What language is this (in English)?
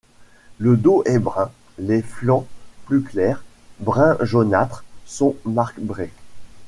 French